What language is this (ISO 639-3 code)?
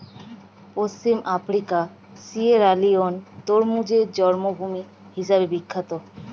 ben